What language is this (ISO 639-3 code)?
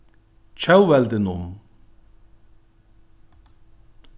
fao